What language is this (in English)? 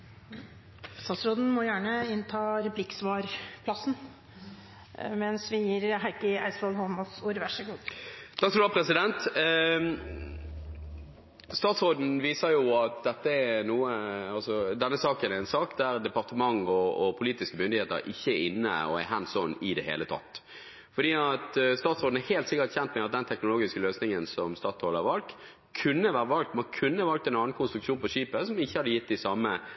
Norwegian Bokmål